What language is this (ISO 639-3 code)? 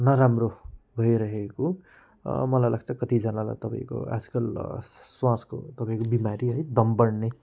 nep